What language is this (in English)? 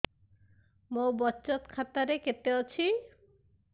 Odia